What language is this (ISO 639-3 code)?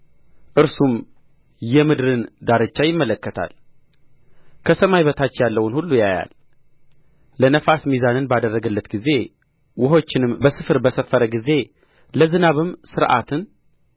amh